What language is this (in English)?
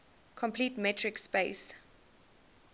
English